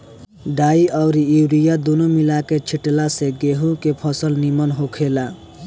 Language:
Bhojpuri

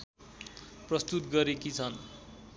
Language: Nepali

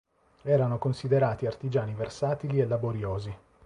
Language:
Italian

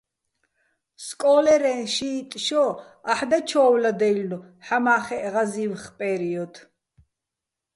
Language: Bats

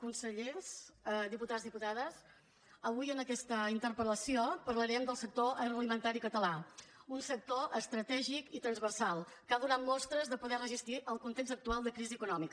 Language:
Catalan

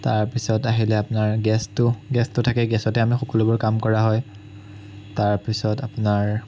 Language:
Assamese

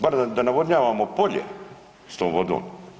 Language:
Croatian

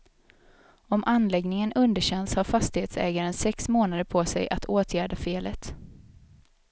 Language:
Swedish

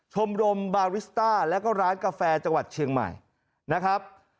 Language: Thai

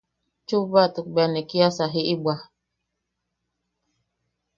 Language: Yaqui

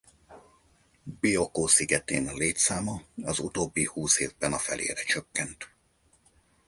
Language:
Hungarian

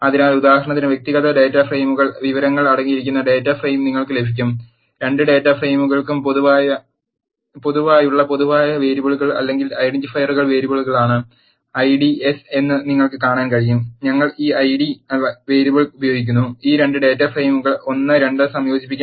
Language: Malayalam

